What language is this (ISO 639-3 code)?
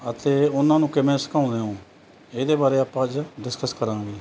pan